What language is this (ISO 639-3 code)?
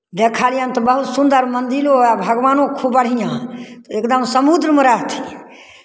mai